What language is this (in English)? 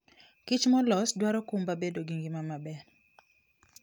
Luo (Kenya and Tanzania)